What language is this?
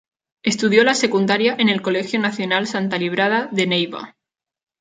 Spanish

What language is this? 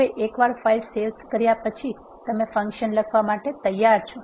Gujarati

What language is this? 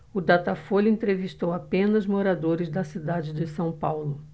Portuguese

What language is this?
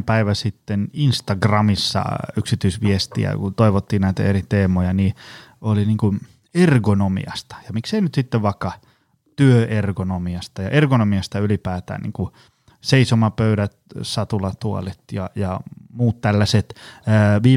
Finnish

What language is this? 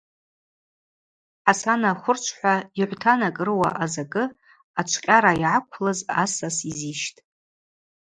Abaza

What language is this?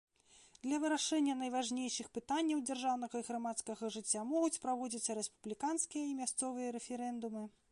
Belarusian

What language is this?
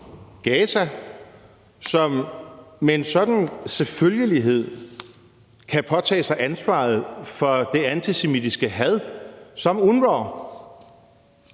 Danish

